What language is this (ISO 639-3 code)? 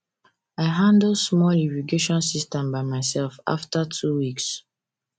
pcm